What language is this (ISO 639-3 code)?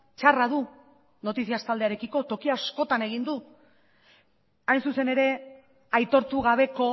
eus